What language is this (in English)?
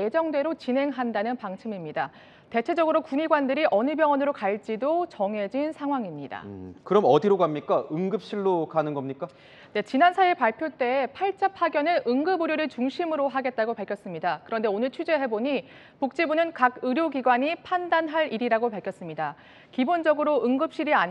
Korean